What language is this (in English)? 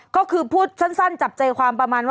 Thai